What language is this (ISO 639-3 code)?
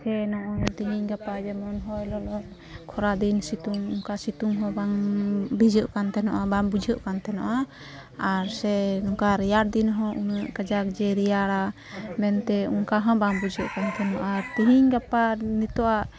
sat